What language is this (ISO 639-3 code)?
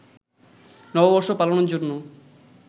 ben